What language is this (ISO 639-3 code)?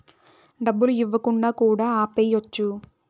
tel